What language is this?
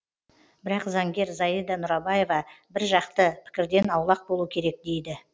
Kazakh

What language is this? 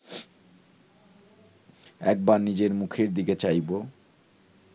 Bangla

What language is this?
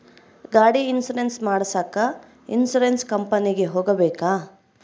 Kannada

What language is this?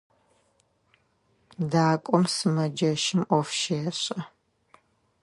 Adyghe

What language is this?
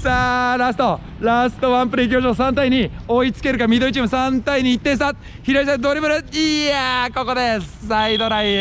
Japanese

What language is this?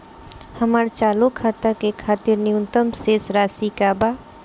Bhojpuri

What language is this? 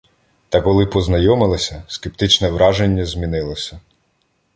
Ukrainian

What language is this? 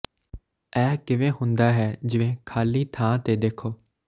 Punjabi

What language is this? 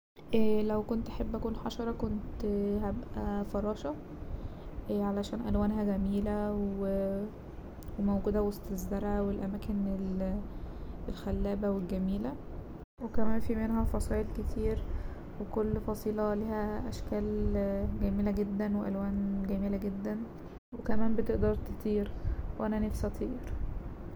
Egyptian Arabic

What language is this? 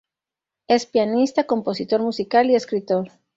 Spanish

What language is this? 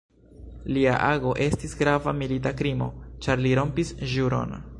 Esperanto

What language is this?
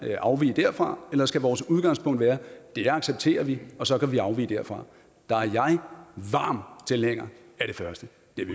Danish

